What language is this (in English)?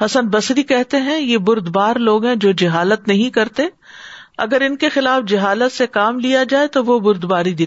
Urdu